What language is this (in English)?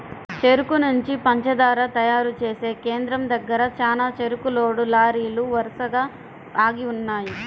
Telugu